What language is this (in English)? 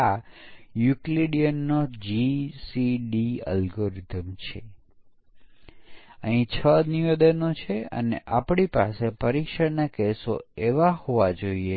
Gujarati